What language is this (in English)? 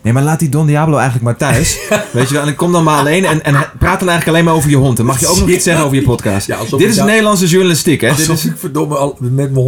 Dutch